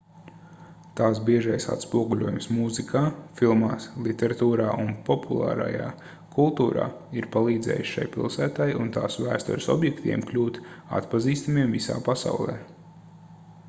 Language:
Latvian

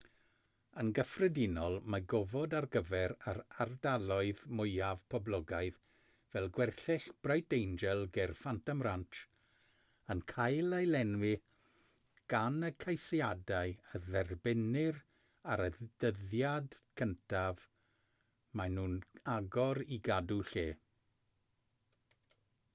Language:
Welsh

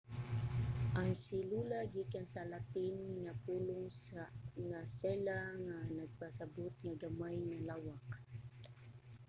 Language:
Cebuano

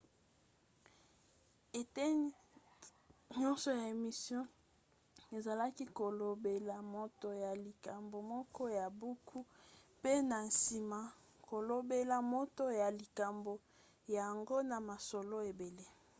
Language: Lingala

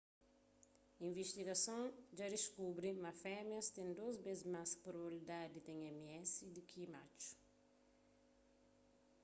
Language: Kabuverdianu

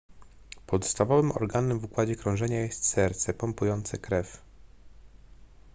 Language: Polish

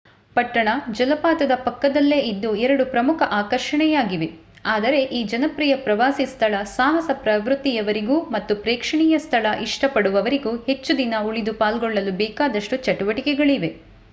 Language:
Kannada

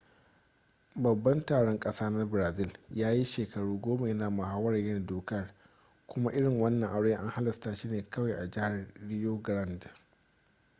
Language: Hausa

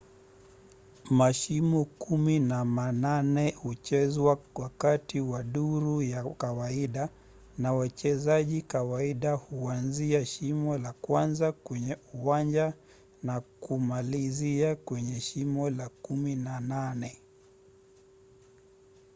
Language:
Swahili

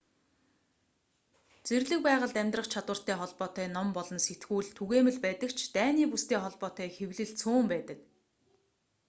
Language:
Mongolian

